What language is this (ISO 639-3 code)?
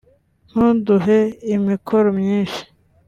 kin